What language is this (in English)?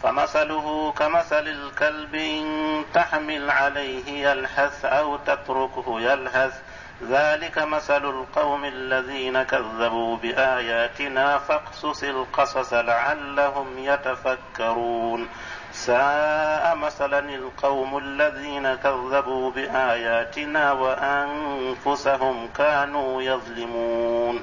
Arabic